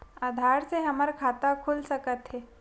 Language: Chhattisgarhi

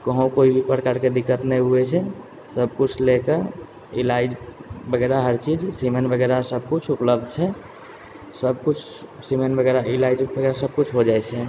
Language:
Maithili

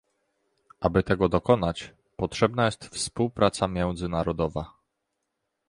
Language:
Polish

